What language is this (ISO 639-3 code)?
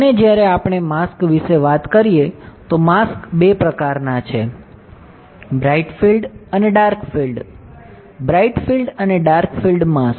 guj